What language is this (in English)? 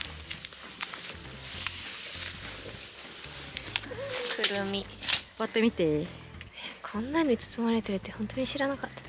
Japanese